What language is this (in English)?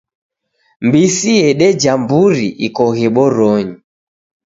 Taita